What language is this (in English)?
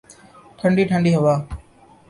Urdu